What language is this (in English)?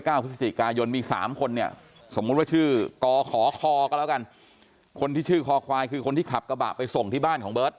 Thai